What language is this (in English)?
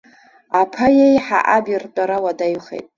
Abkhazian